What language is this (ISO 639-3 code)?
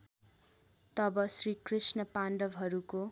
nep